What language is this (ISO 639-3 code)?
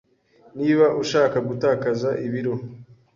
kin